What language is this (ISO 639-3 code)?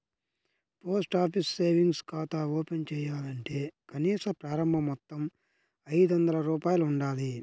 tel